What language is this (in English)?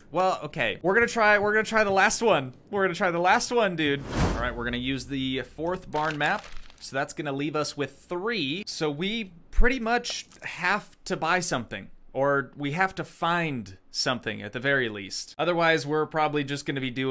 English